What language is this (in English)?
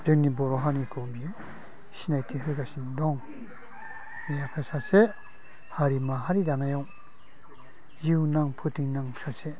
Bodo